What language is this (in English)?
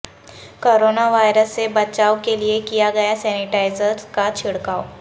Urdu